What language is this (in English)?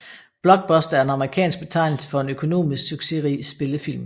Danish